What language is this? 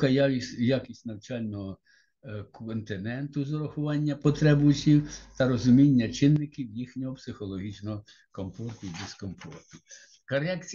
Ukrainian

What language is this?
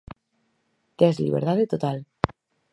Galician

